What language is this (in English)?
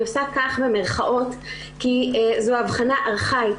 Hebrew